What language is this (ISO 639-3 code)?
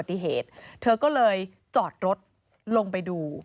tha